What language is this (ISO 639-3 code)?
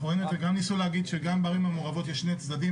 heb